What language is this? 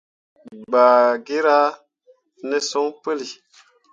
Mundang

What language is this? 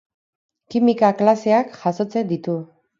Basque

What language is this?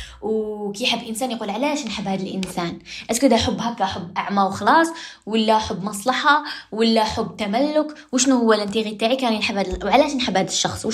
Arabic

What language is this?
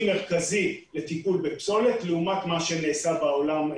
Hebrew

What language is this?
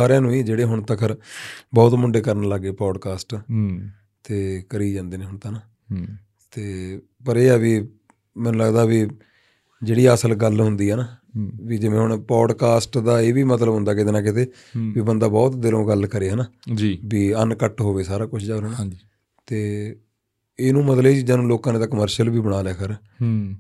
Punjabi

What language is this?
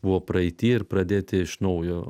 Lithuanian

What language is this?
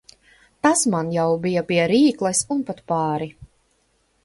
Latvian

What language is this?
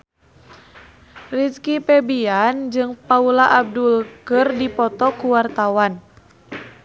Sundanese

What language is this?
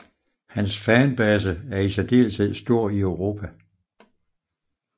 Danish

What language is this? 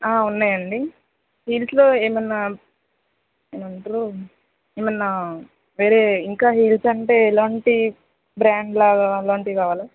Telugu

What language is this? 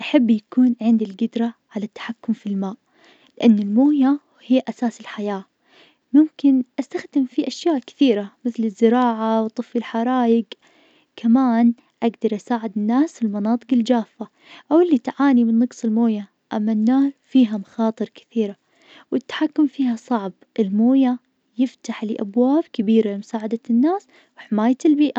Najdi Arabic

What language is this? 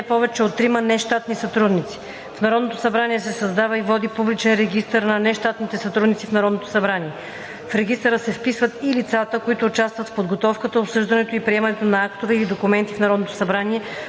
Bulgarian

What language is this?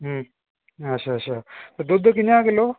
Dogri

